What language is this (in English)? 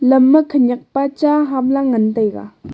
Wancho Naga